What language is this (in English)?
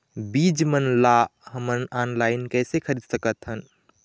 Chhattisgarhi